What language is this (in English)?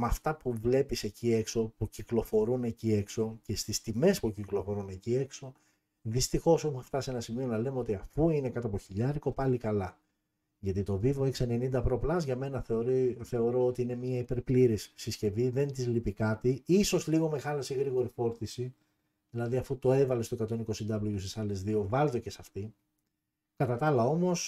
Greek